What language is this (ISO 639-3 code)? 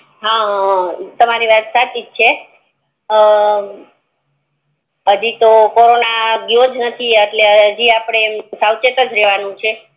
guj